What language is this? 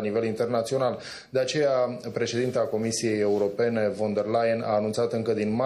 Romanian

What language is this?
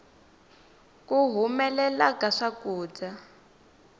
Tsonga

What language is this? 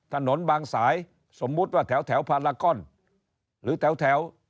Thai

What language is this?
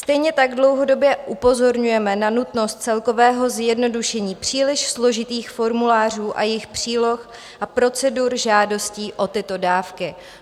Czech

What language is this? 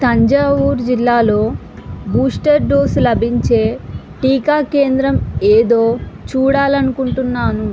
Telugu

